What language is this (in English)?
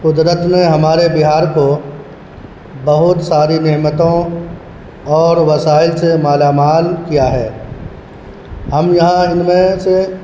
Urdu